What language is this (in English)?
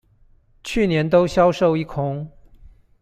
Chinese